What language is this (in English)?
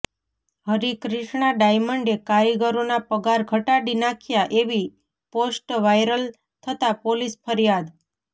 Gujarati